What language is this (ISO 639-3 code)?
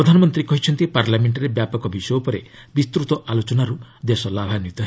ori